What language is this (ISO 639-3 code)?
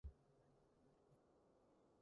yue